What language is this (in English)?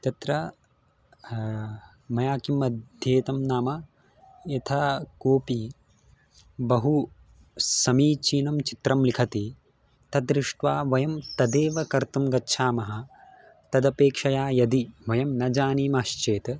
Sanskrit